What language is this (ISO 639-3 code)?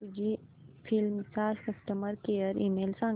mar